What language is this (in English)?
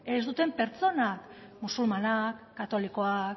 Basque